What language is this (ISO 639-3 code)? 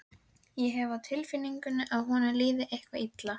isl